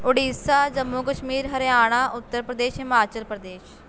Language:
Punjabi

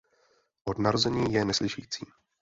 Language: Czech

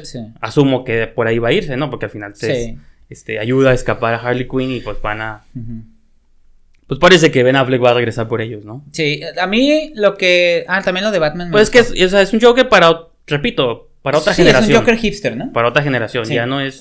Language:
Spanish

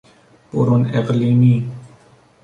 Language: Persian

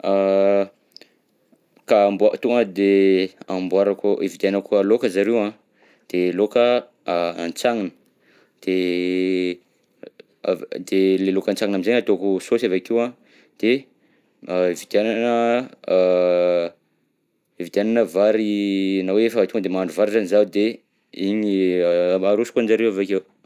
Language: Southern Betsimisaraka Malagasy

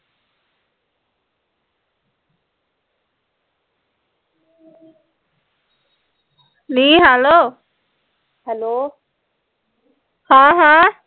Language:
Punjabi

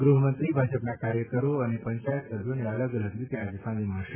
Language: Gujarati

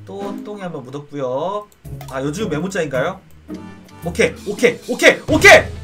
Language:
Korean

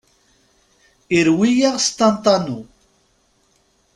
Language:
Kabyle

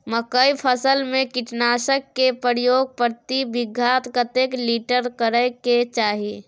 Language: Maithili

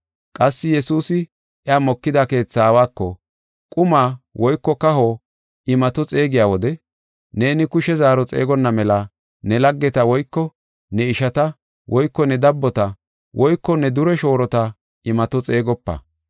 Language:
Gofa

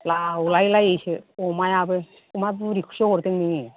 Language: Bodo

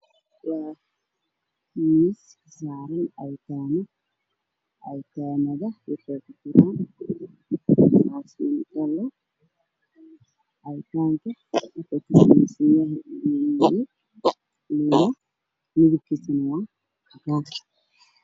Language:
Somali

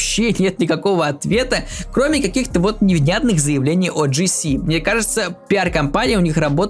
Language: Russian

